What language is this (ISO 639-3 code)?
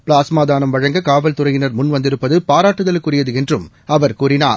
tam